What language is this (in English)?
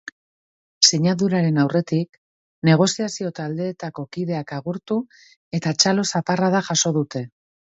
Basque